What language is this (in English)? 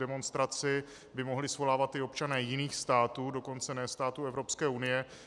Czech